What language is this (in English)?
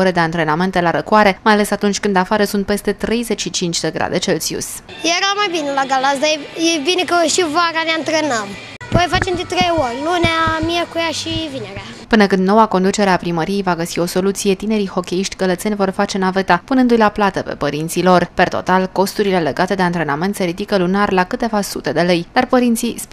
Romanian